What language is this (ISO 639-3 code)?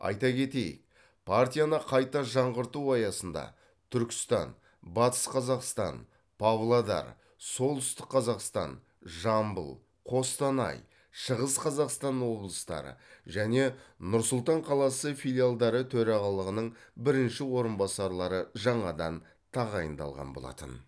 kaz